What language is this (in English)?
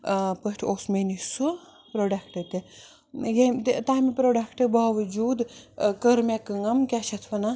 Kashmiri